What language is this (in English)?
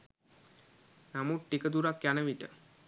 Sinhala